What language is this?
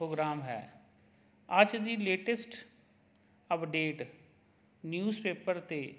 Punjabi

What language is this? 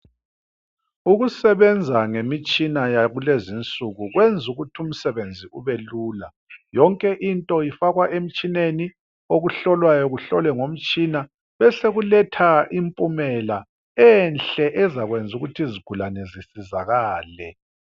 North Ndebele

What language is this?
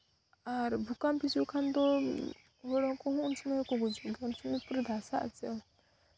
Santali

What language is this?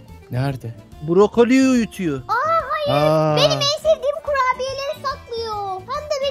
Turkish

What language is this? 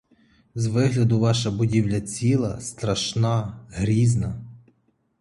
Ukrainian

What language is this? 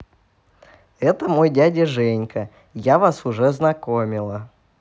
Russian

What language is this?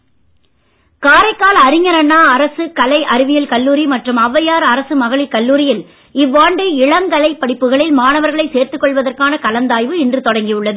Tamil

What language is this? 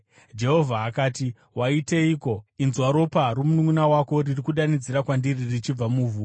Shona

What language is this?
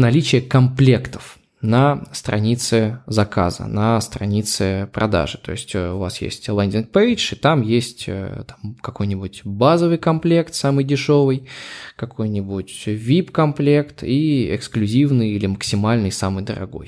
Russian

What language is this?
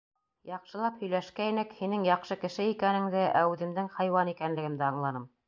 Bashkir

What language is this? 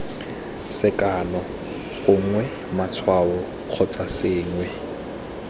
Tswana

